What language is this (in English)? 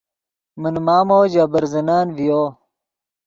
Yidgha